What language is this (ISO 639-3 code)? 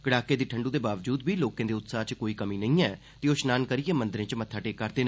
doi